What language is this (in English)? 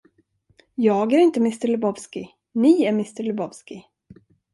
Swedish